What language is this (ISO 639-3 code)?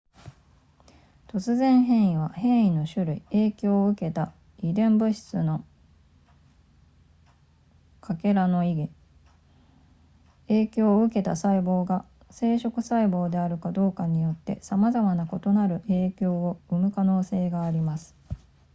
jpn